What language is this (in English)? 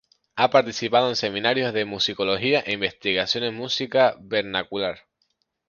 Spanish